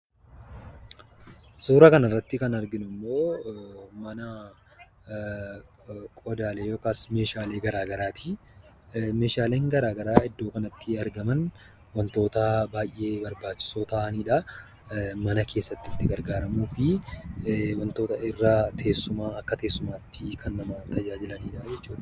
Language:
Oromo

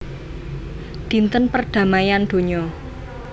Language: Javanese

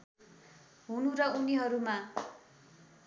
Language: Nepali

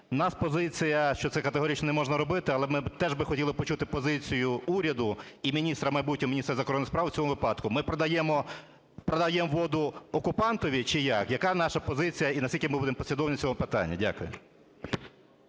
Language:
Ukrainian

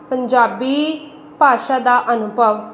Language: Punjabi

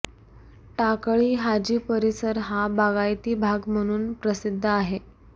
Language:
Marathi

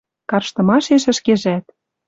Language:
Western Mari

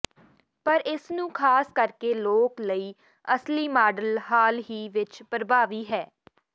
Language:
Punjabi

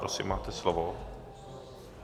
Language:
Czech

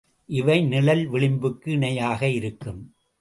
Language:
Tamil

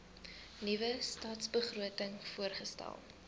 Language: Afrikaans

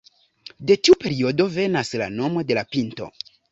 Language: Esperanto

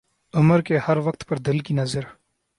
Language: Urdu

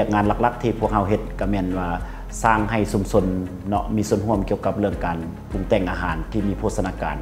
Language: Thai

